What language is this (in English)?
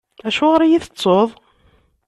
Kabyle